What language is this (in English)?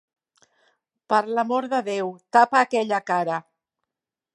Catalan